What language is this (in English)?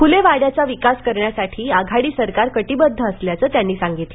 Marathi